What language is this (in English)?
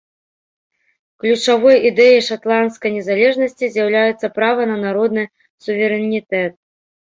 Belarusian